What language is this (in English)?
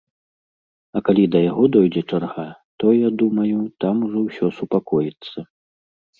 Belarusian